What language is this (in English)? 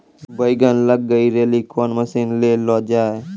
Maithili